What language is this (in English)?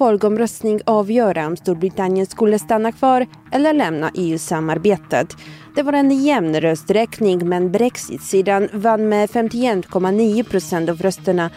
Swedish